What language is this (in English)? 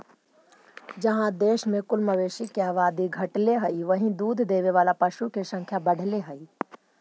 Magahi